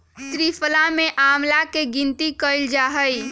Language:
Magahi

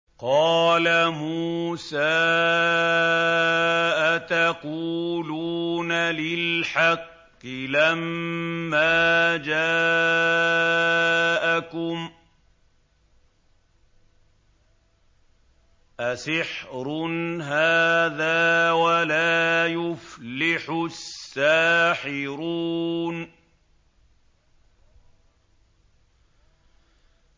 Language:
Arabic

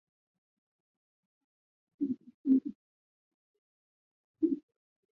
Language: Chinese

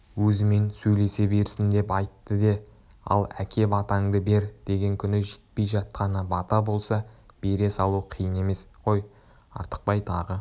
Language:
Kazakh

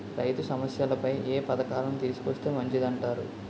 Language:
Telugu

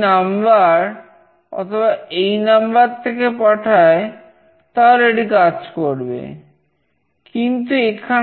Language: Bangla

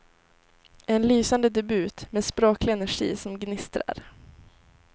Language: Swedish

